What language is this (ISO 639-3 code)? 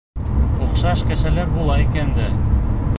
bak